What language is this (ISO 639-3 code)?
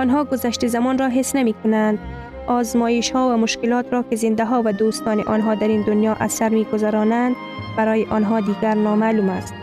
fas